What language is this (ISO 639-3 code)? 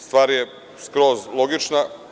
srp